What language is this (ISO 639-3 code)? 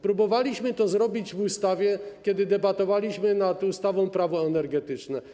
pol